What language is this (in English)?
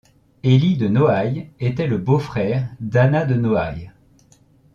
French